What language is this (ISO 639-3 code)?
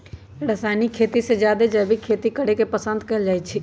mag